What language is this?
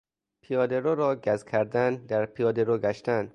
Persian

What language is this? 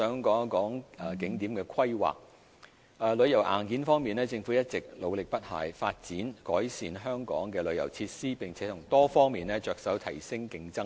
Cantonese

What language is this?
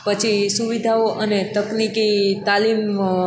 Gujarati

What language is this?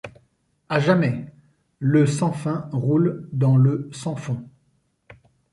French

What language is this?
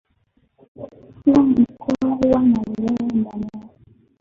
Swahili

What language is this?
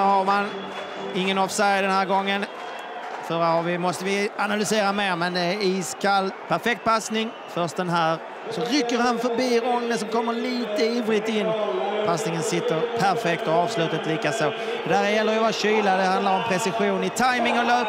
Swedish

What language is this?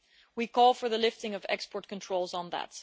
English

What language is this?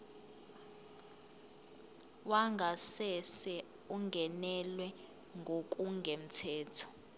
Zulu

